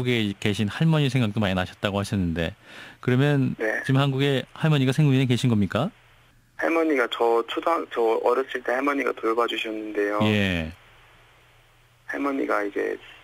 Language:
Korean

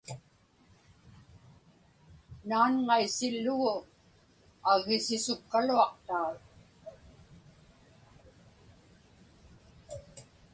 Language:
Inupiaq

